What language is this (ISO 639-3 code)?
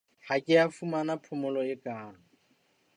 sot